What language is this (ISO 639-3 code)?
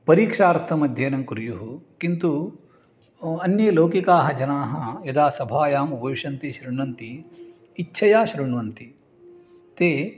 san